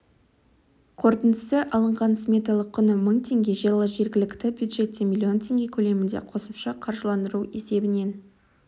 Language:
Kazakh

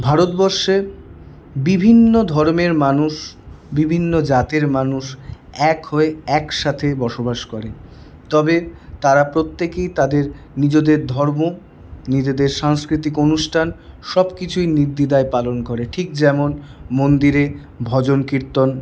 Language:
Bangla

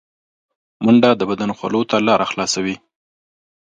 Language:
Pashto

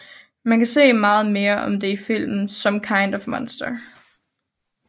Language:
Danish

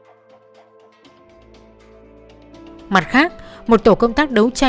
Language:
Vietnamese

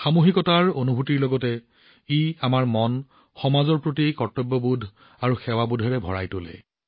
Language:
Assamese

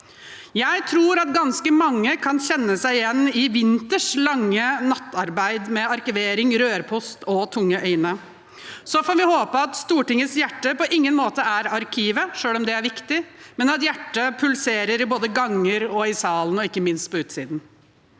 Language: Norwegian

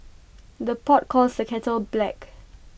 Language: English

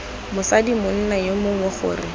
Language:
Tswana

